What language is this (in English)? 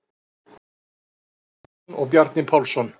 Icelandic